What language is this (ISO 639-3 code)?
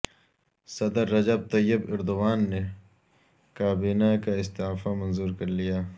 urd